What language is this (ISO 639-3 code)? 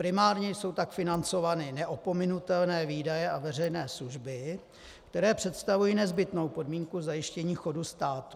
ces